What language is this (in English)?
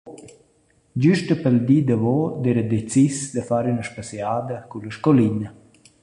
Romansh